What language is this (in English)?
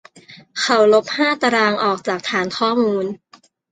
Thai